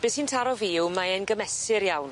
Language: Welsh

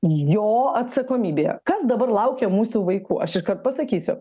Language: Lithuanian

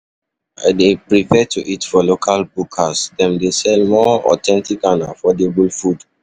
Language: Nigerian Pidgin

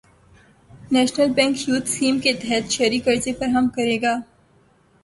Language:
Urdu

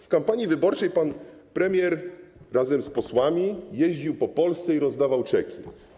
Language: Polish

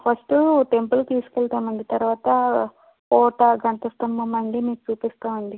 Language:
Telugu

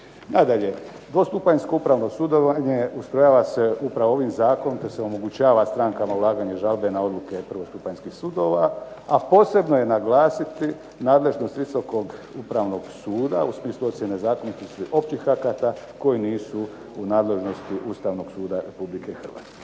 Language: Croatian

